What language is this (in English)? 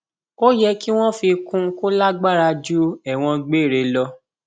Yoruba